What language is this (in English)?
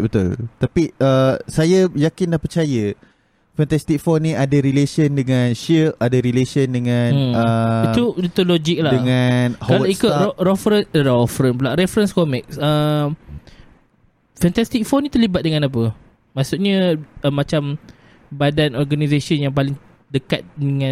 Malay